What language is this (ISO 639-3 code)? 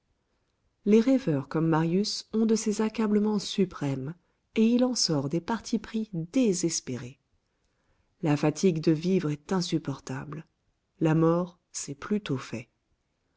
fra